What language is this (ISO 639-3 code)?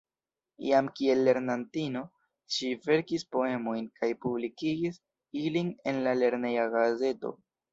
epo